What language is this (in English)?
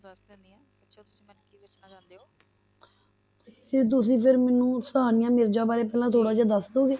Punjabi